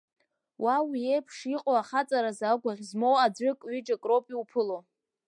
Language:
Abkhazian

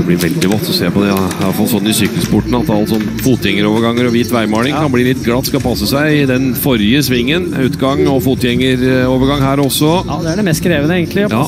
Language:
Norwegian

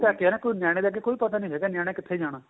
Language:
Punjabi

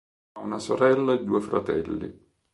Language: Italian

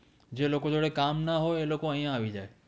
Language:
Gujarati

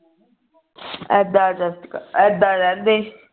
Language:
Punjabi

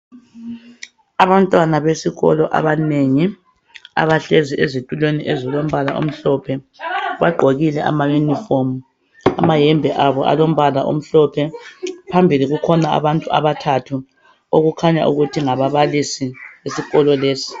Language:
North Ndebele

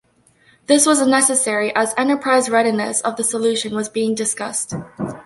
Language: English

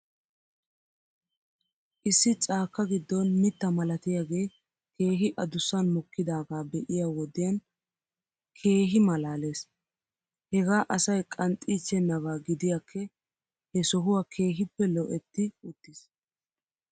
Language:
Wolaytta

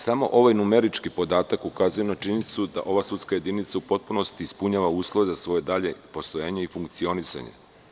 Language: Serbian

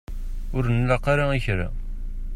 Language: Kabyle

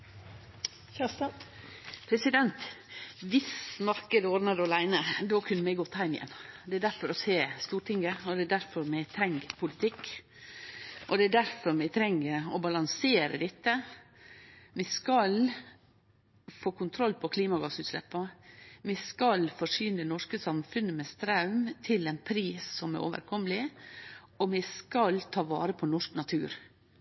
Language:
Norwegian Nynorsk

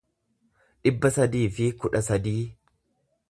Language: Oromo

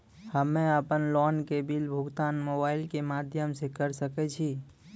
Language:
Maithili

